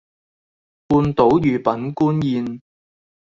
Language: Cantonese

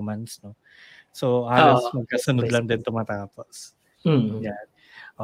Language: Filipino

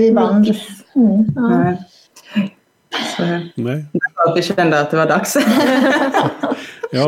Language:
Swedish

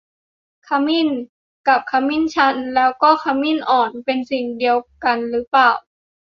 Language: Thai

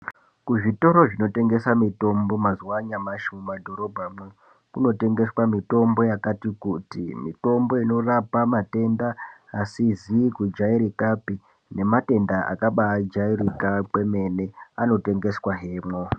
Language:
Ndau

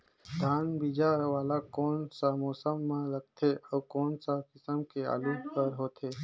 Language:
Chhattisgarhi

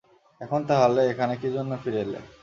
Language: Bangla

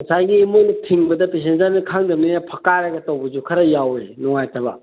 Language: Manipuri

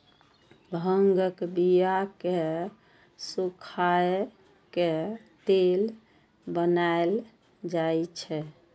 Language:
Maithili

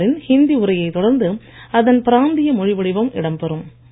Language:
Tamil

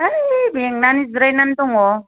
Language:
Bodo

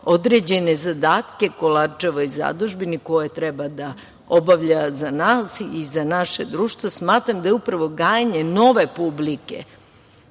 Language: Serbian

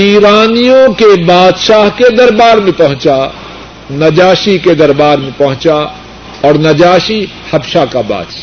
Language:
Urdu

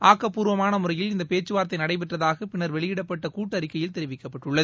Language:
Tamil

